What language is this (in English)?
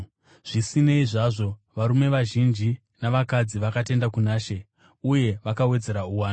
Shona